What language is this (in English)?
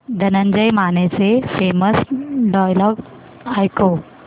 Marathi